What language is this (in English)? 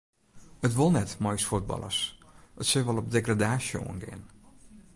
Western Frisian